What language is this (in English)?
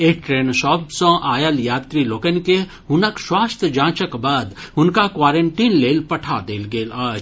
Maithili